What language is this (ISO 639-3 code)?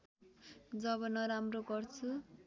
nep